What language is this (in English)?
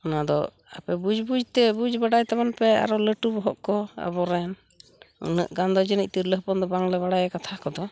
Santali